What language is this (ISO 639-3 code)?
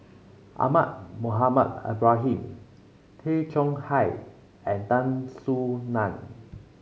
eng